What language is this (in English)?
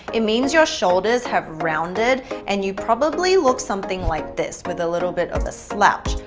English